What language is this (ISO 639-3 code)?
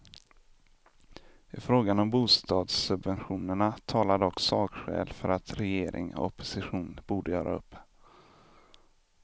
swe